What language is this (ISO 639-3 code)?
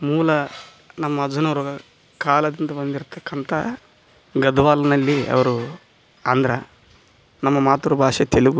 kan